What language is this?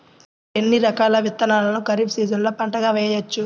Telugu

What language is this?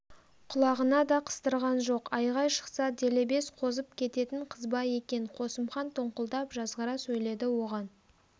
Kazakh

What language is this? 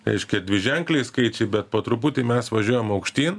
Lithuanian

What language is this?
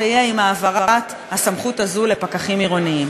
Hebrew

